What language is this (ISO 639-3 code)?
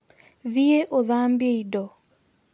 kik